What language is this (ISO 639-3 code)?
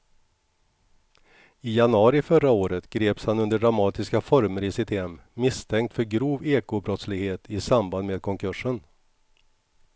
swe